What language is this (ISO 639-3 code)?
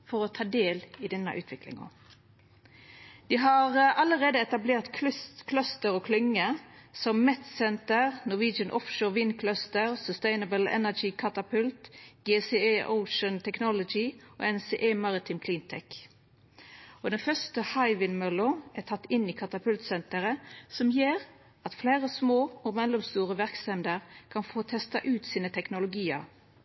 nno